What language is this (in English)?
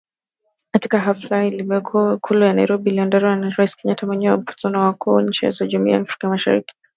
Swahili